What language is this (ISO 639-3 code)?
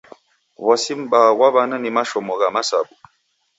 dav